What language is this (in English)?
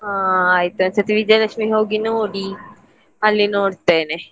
Kannada